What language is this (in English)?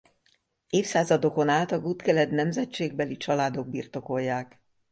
Hungarian